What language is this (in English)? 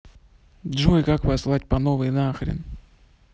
Russian